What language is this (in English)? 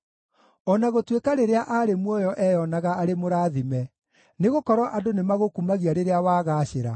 Kikuyu